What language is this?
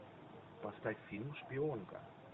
Russian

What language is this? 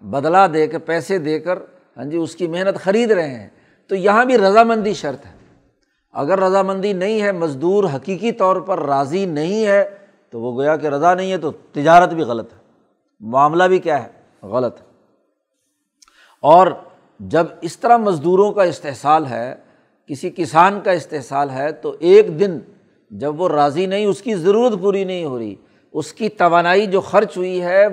Urdu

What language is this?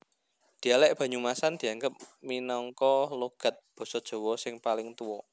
Javanese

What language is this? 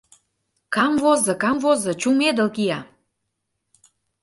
Mari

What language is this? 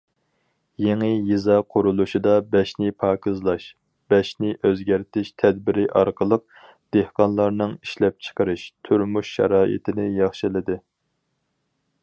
Uyghur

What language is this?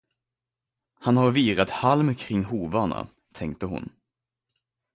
Swedish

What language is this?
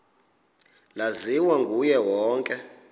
Xhosa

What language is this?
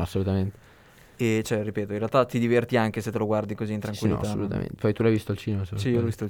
Italian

